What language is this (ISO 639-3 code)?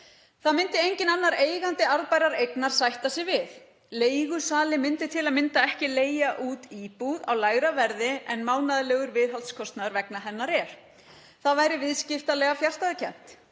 isl